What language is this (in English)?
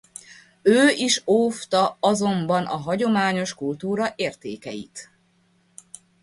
Hungarian